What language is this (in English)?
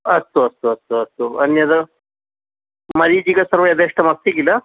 Sanskrit